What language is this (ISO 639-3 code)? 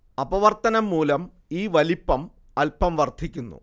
mal